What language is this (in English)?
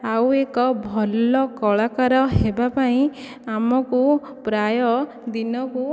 Odia